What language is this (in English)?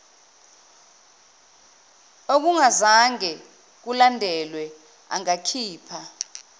Zulu